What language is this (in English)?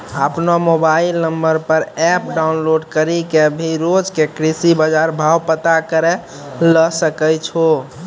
Maithili